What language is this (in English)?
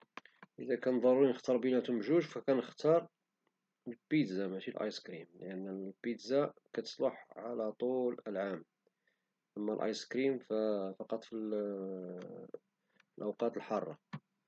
Moroccan Arabic